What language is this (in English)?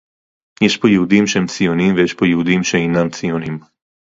Hebrew